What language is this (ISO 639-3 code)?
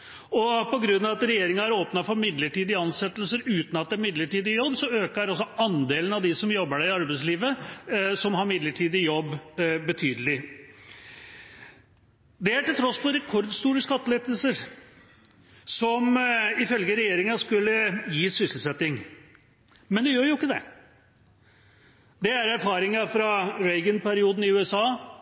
nob